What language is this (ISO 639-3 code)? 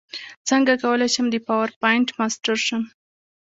pus